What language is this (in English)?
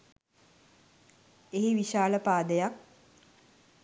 Sinhala